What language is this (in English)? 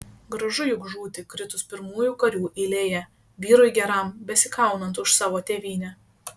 Lithuanian